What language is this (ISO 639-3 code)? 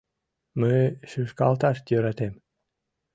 chm